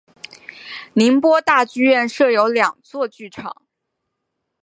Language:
Chinese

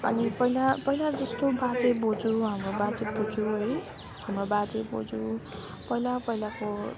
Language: Nepali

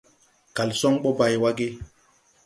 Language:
Tupuri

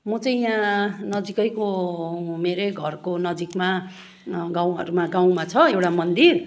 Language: Nepali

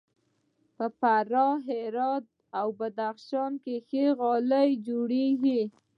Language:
Pashto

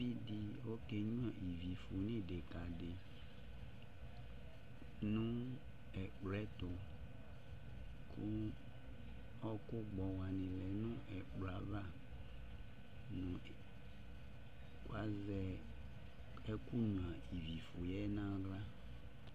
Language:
Ikposo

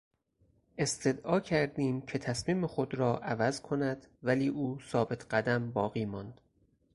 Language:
Persian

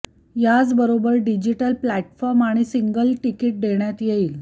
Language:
Marathi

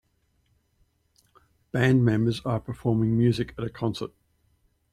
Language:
English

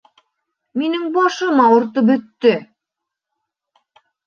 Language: Bashkir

